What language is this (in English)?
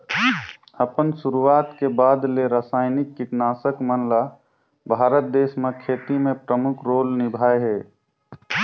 Chhattisgarhi